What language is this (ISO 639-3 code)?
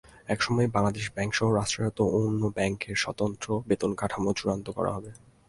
ben